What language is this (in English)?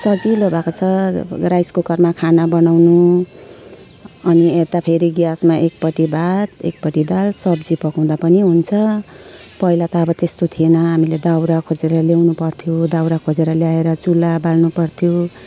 Nepali